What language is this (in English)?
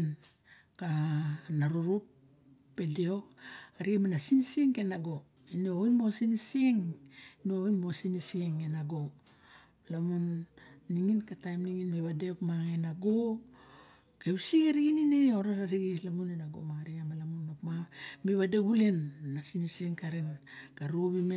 Barok